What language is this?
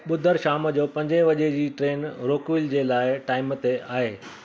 Sindhi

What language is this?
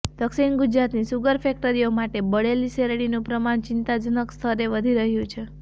Gujarati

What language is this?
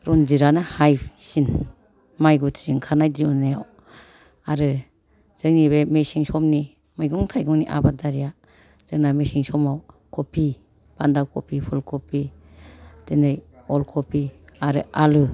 Bodo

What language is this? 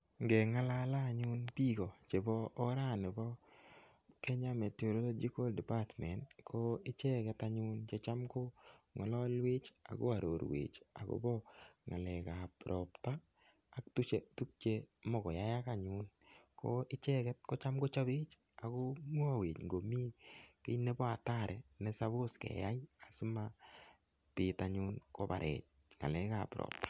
Kalenjin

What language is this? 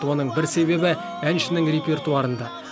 Kazakh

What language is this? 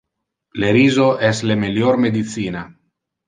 Interlingua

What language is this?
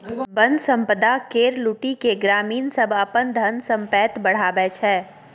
Maithili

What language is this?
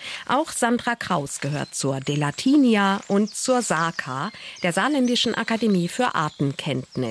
German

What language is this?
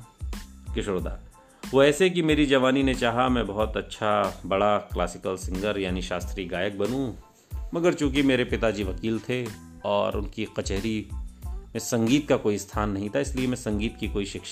Hindi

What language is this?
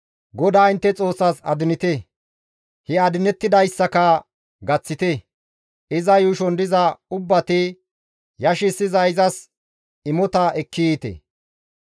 Gamo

